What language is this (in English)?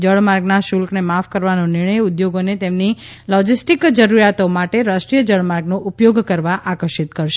Gujarati